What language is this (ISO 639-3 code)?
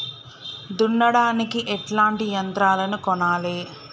tel